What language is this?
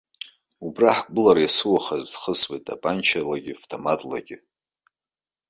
Abkhazian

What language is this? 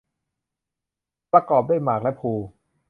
Thai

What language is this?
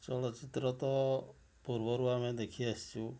Odia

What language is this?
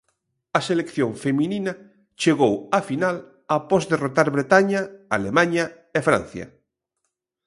Galician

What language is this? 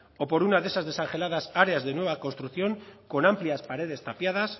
Spanish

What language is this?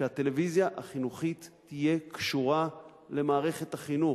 Hebrew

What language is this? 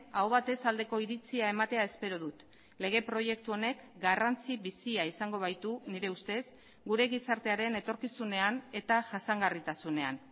Basque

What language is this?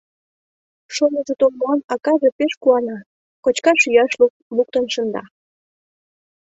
Mari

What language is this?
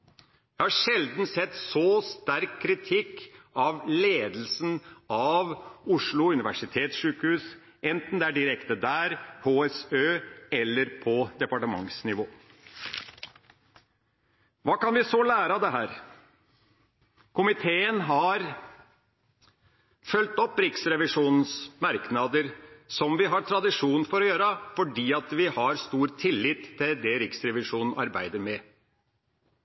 Norwegian Bokmål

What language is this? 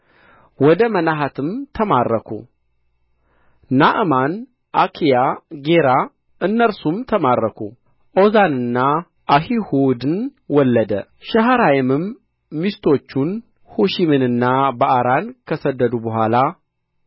Amharic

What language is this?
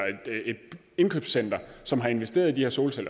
Danish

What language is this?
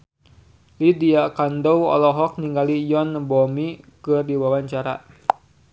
Sundanese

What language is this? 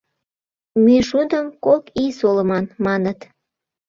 Mari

